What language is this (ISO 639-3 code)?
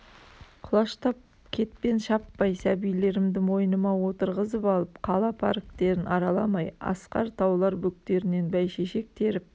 kaz